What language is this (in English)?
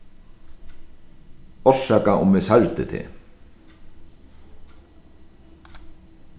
Faroese